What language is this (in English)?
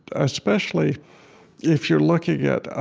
English